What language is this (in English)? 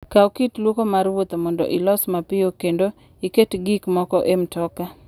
Luo (Kenya and Tanzania)